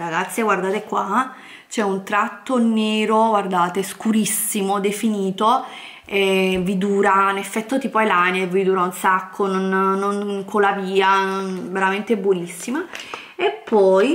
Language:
Italian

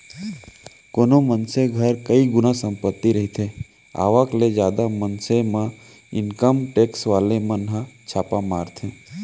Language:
Chhattisgarhi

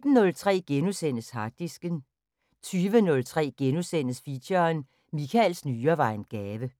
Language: Danish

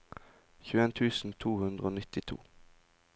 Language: Norwegian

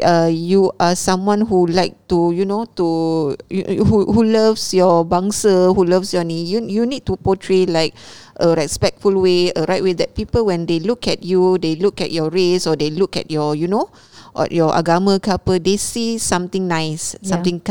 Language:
Malay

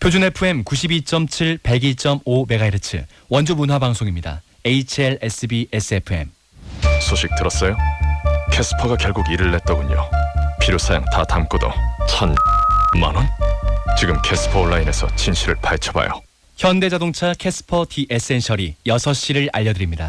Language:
Korean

